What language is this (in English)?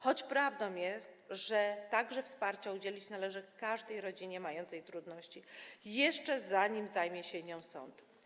Polish